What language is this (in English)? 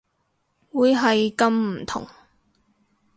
Cantonese